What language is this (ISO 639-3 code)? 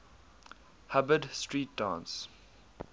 eng